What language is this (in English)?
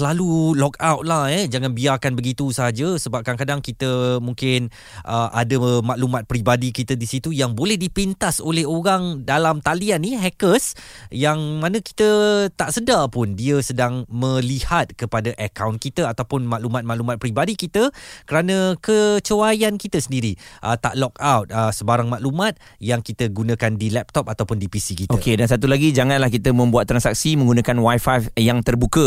Malay